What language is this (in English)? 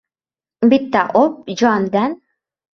Uzbek